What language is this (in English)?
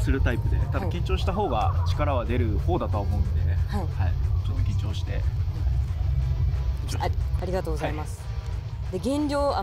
Japanese